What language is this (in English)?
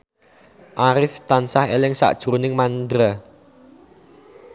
Javanese